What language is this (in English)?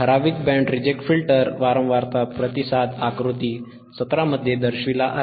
Marathi